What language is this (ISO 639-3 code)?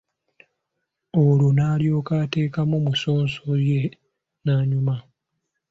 lug